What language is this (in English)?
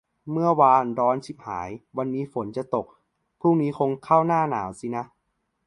Thai